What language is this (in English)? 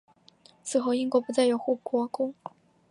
Chinese